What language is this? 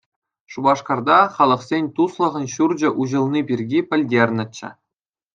Chuvash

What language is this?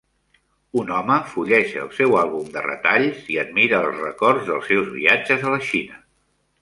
Catalan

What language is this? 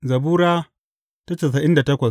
Hausa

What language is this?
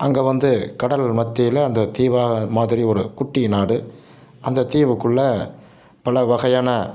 Tamil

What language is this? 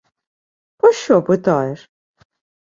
Ukrainian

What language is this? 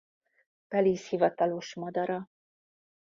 Hungarian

